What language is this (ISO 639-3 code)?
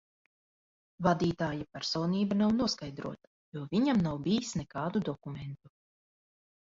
lav